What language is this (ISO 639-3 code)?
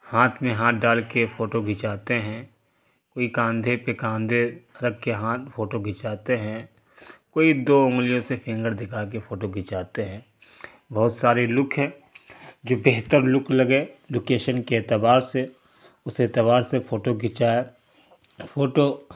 urd